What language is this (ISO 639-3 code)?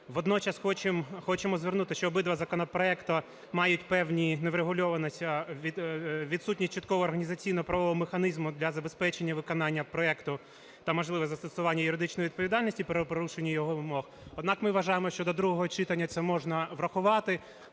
ukr